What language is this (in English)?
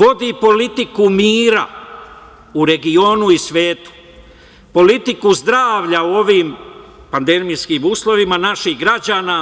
Serbian